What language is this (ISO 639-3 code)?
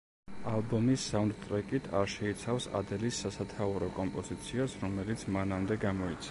kat